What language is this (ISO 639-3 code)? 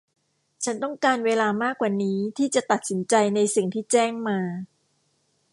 tha